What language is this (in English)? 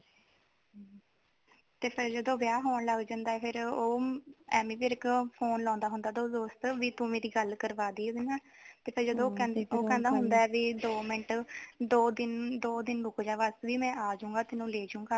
Punjabi